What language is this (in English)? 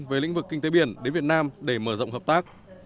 Vietnamese